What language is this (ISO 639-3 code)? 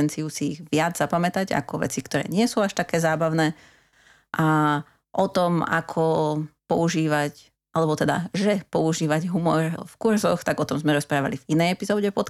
slk